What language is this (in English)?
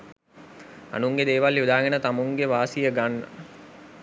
Sinhala